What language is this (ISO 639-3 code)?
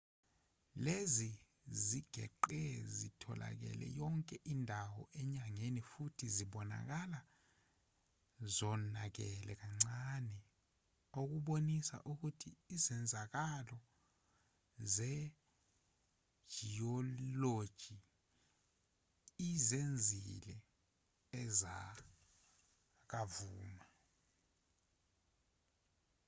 zul